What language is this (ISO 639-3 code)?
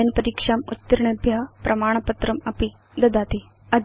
san